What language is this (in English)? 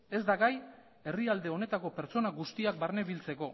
Basque